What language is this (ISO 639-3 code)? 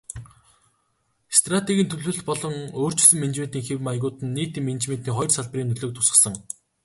mon